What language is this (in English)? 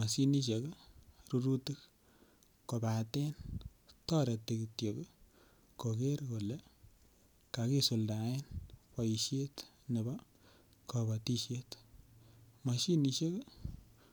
Kalenjin